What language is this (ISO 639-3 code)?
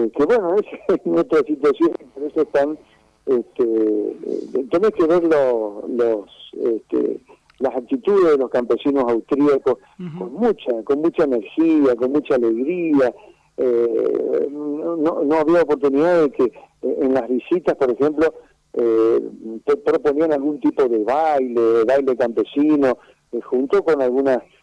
spa